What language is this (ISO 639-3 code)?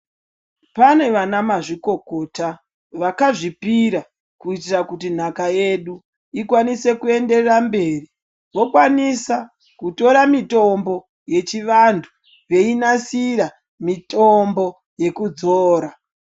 ndc